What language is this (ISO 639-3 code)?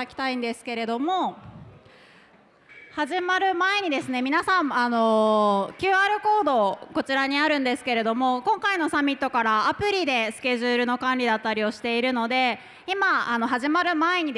jpn